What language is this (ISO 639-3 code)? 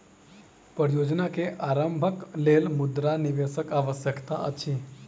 mai